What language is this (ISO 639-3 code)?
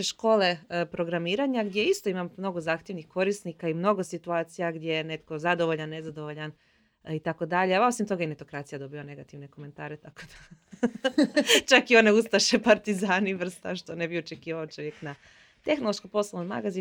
hrv